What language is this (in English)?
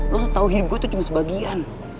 Indonesian